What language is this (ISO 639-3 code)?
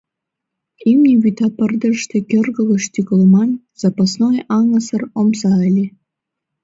chm